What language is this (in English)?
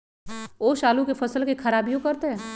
Magahi